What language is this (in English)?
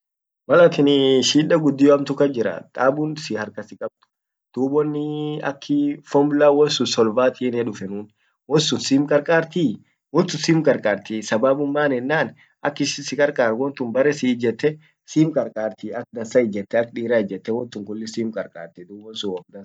Orma